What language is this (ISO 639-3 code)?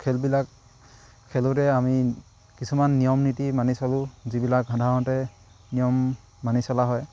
asm